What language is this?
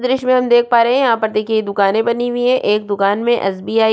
Hindi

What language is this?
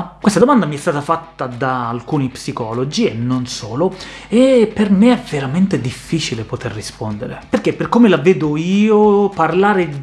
Italian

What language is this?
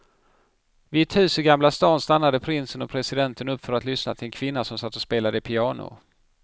Swedish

